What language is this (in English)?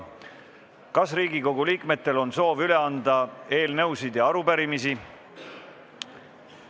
Estonian